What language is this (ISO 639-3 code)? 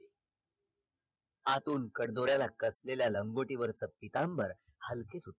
mar